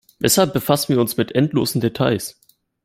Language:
German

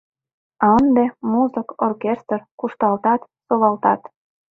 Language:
Mari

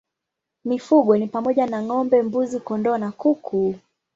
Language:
Swahili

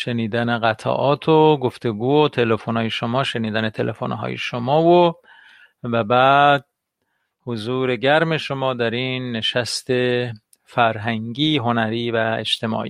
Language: Persian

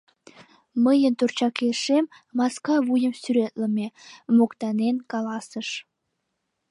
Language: Mari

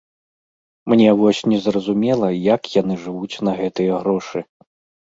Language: Belarusian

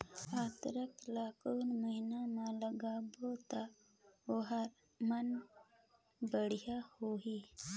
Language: Chhattisgarhi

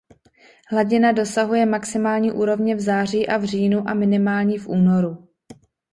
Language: Czech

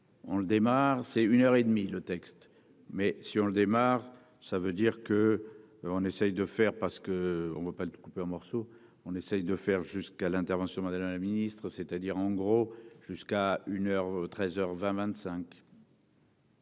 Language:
French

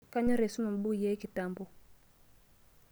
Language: Masai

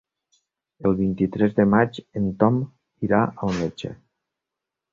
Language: Catalan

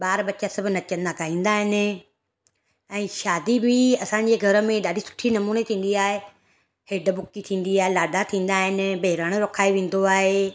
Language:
Sindhi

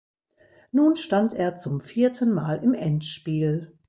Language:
German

